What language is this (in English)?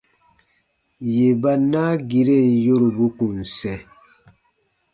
Baatonum